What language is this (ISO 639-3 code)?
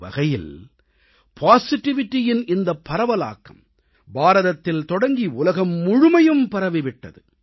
tam